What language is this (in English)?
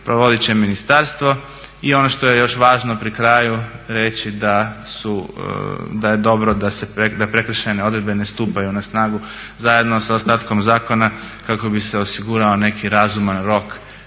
Croatian